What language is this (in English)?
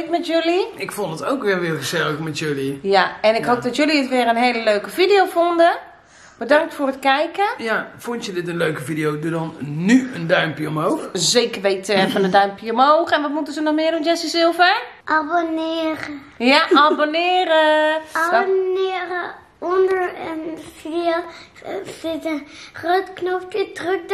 Dutch